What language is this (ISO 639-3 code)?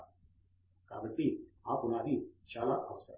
tel